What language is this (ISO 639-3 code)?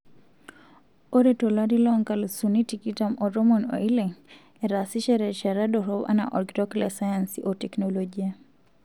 mas